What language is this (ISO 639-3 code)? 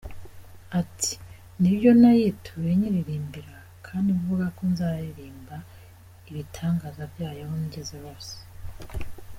kin